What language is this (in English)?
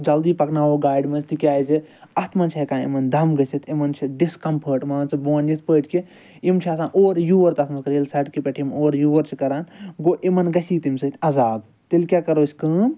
Kashmiri